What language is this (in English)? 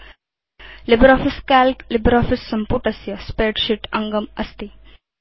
Sanskrit